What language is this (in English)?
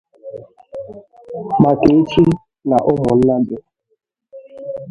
Igbo